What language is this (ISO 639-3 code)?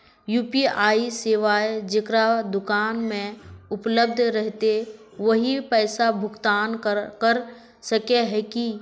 mag